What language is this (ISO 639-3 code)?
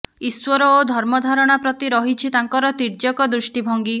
ori